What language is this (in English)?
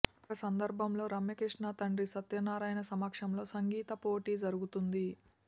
Telugu